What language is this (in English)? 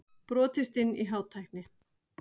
Icelandic